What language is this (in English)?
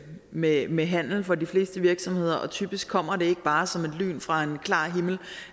Danish